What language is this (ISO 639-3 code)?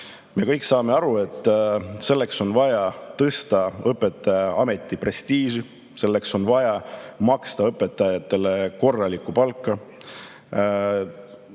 est